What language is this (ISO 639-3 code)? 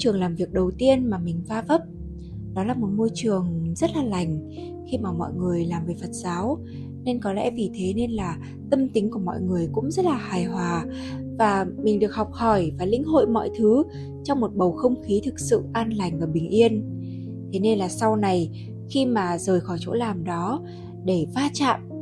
vie